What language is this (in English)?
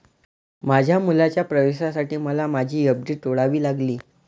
Marathi